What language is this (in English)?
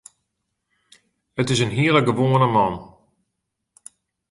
Western Frisian